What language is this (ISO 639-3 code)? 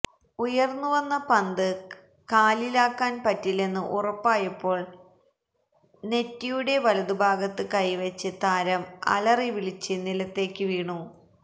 mal